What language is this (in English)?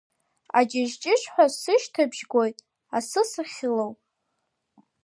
Abkhazian